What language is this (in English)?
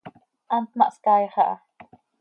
Seri